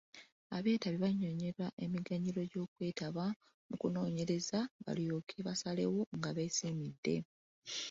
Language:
Ganda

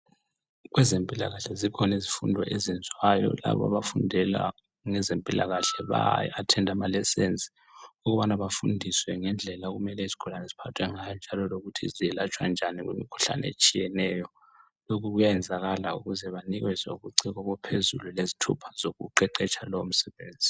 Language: North Ndebele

